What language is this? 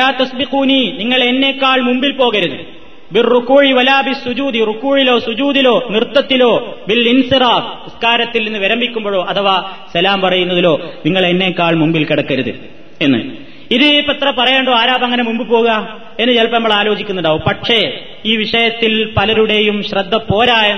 Malayalam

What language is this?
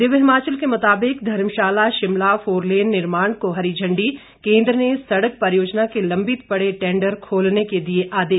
Hindi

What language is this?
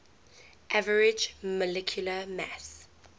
English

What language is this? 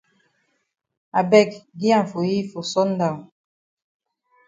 Cameroon Pidgin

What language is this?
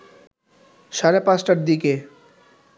Bangla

